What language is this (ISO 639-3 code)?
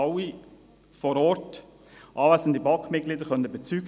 gsw